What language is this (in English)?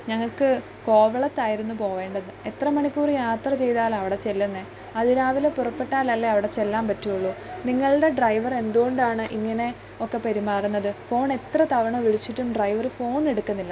Malayalam